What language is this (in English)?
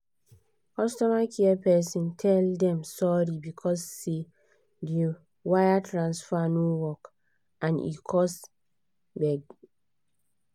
Nigerian Pidgin